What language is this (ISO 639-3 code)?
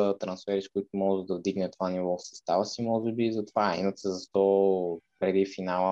bul